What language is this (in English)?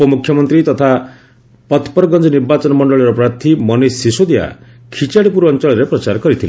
Odia